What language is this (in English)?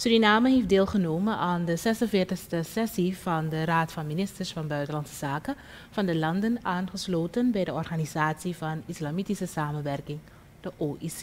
Dutch